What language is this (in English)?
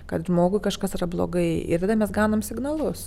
Lithuanian